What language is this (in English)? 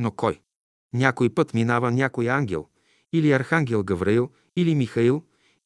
Bulgarian